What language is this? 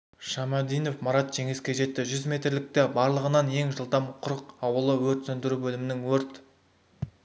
Kazakh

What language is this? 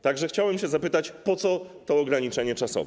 Polish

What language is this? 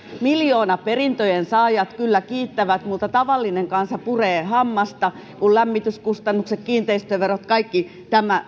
Finnish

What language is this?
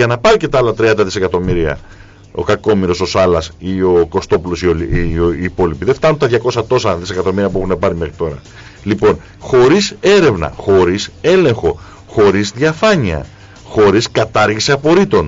Greek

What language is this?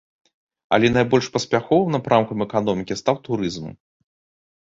Belarusian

